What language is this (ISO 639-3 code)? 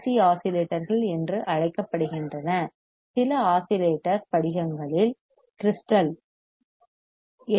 tam